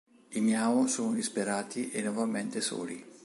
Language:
Italian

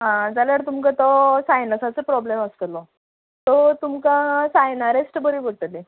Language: Konkani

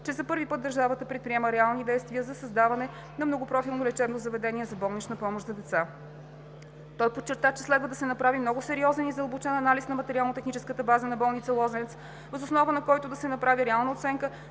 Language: Bulgarian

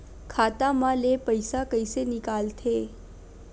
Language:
Chhattisgarhi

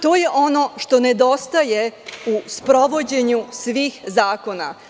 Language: Serbian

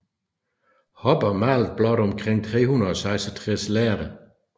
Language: Danish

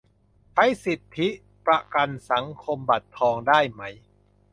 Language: Thai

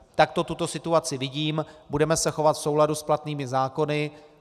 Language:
Czech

